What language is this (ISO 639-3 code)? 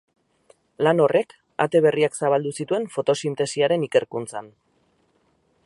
eus